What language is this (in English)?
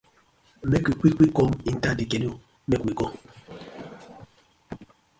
Nigerian Pidgin